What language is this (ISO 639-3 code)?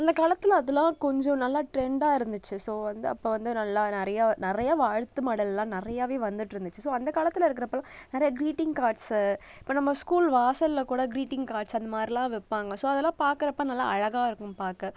tam